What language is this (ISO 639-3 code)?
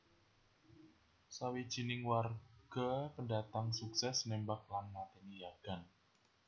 jav